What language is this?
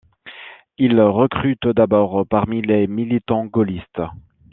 French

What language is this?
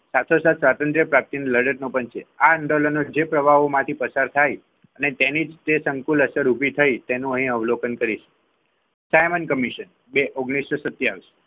Gujarati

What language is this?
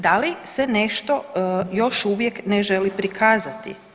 Croatian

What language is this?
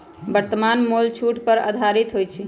Magahi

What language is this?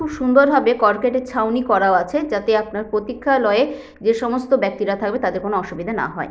Bangla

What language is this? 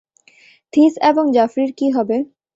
Bangla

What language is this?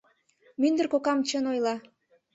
Mari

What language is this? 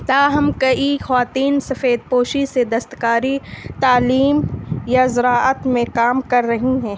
Urdu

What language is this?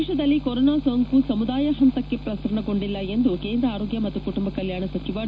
Kannada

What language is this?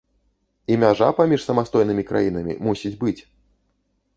Belarusian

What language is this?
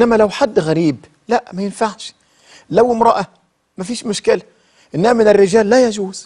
Arabic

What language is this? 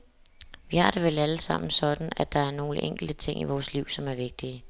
Danish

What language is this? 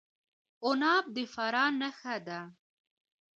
Pashto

